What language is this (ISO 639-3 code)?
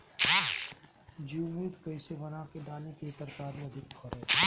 bho